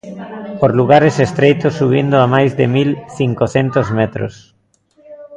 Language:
Galician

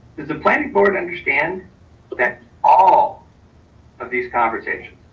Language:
English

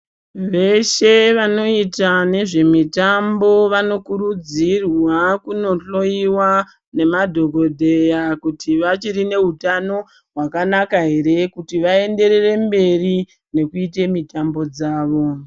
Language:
Ndau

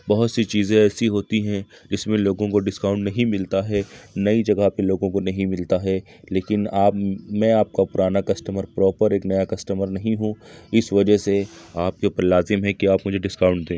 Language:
Urdu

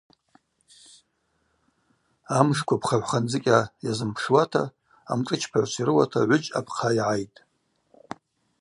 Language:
Abaza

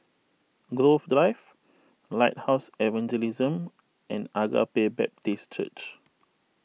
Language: English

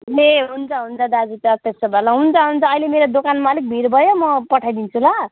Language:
Nepali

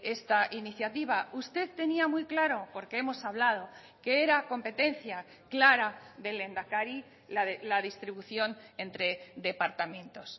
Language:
Spanish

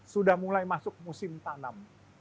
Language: Indonesian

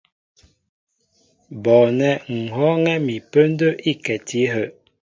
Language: Mbo (Cameroon)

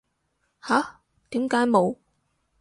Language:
Cantonese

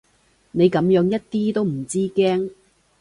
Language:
Cantonese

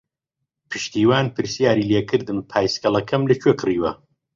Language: Central Kurdish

